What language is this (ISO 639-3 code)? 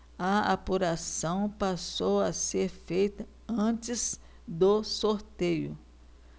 por